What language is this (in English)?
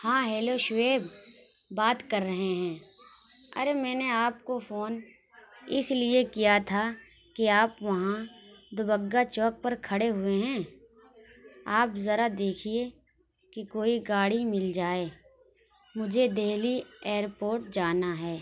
Urdu